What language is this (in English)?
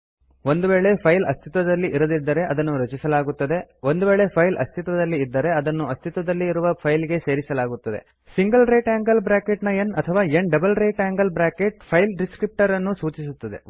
Kannada